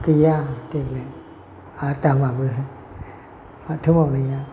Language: Bodo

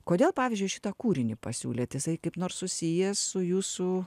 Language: Lithuanian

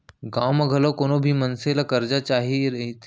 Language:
Chhattisgarhi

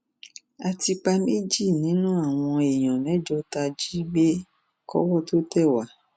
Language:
Yoruba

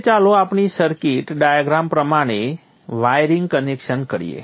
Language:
Gujarati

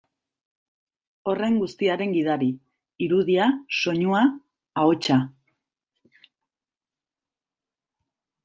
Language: Basque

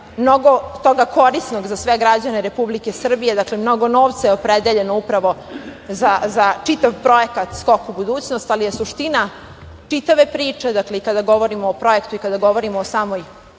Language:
Serbian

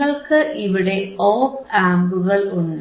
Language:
Malayalam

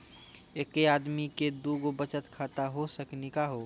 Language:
Maithili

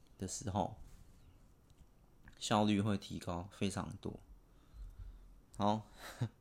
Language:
Chinese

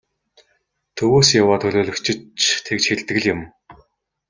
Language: Mongolian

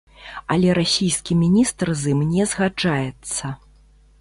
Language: Belarusian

